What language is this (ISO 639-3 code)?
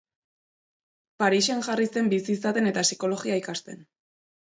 eus